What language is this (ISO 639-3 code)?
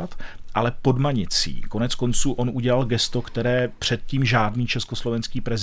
ces